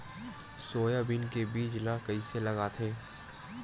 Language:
Chhattisgarhi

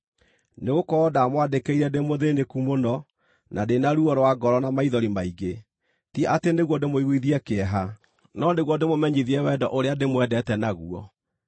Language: Kikuyu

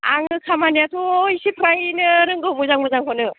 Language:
Bodo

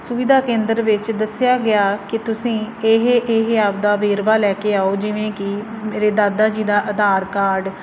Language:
Punjabi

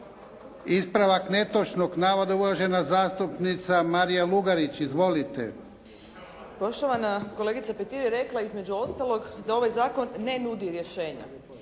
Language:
Croatian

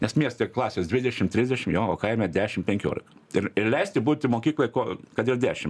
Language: Lithuanian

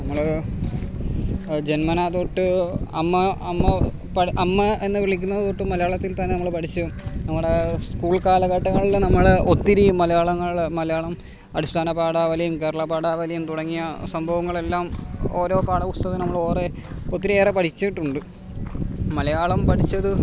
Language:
Malayalam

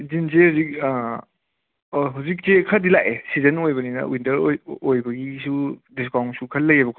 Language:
Manipuri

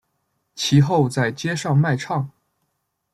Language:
Chinese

